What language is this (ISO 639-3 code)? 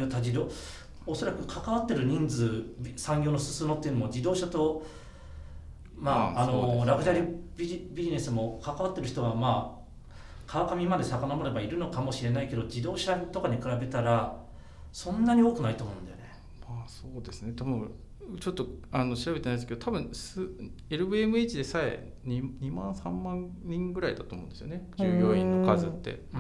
jpn